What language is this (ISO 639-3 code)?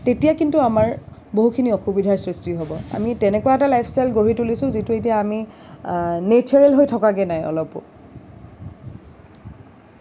asm